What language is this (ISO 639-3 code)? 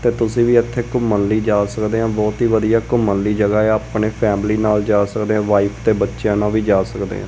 pan